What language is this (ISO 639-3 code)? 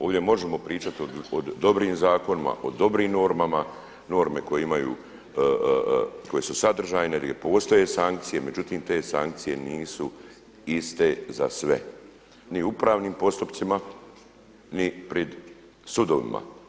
hrv